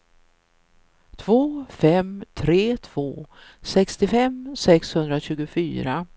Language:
Swedish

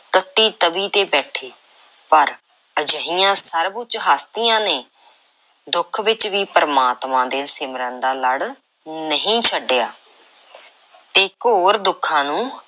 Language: Punjabi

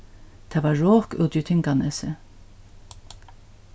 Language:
Faroese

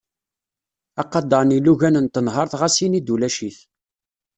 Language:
Kabyle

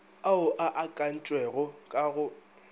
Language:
Northern Sotho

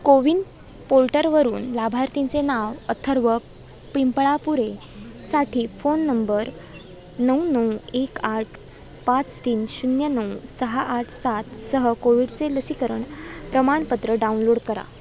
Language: Marathi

